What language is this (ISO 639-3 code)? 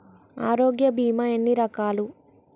tel